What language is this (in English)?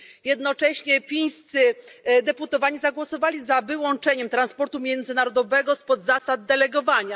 Polish